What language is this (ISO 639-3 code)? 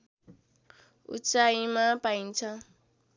nep